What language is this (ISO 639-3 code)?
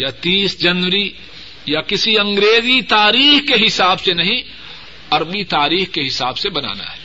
urd